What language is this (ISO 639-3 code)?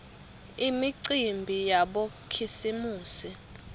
ssw